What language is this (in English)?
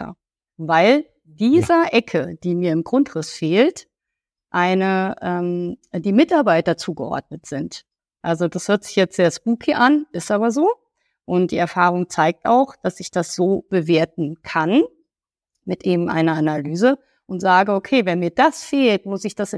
German